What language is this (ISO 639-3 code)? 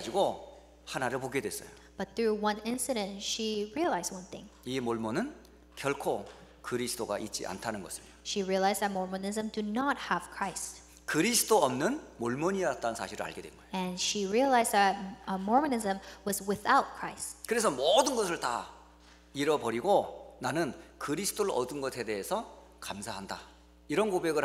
kor